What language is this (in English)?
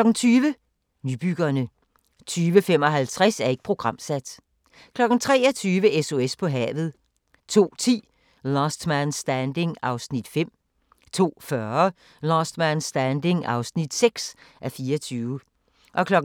Danish